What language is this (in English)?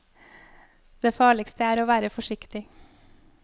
Norwegian